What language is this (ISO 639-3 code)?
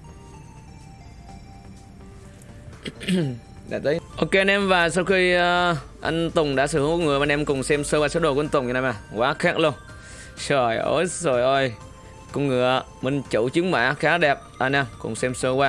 vie